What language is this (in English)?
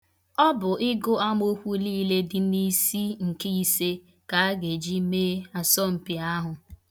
Igbo